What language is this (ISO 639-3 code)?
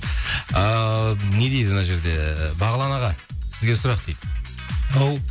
kaz